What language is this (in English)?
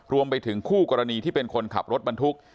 Thai